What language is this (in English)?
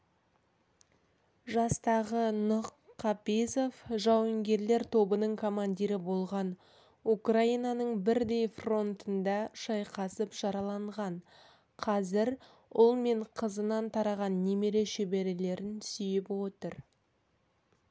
Kazakh